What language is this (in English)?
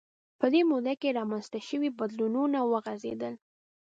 Pashto